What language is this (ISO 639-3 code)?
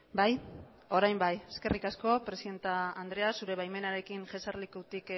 eus